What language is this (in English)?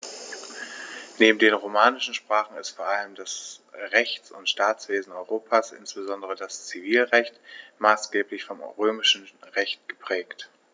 German